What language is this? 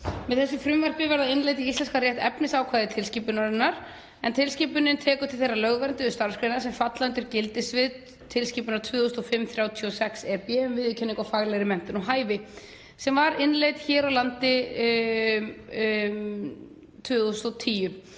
Icelandic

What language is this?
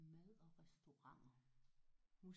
Danish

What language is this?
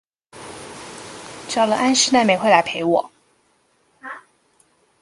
Chinese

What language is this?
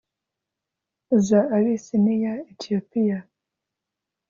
Kinyarwanda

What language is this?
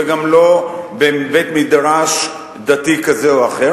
Hebrew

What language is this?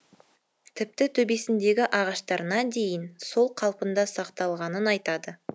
Kazakh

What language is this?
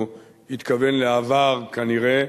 Hebrew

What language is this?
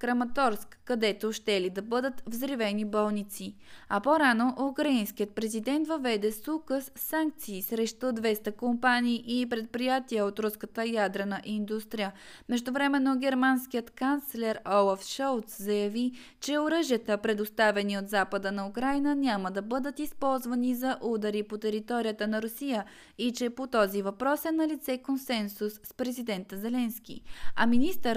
Bulgarian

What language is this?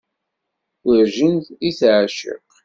Kabyle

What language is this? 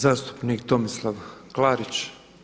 Croatian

